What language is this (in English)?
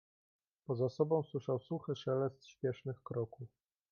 Polish